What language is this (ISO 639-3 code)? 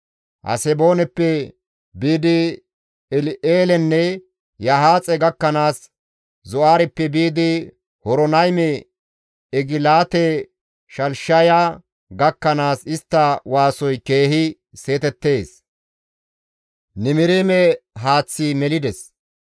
gmv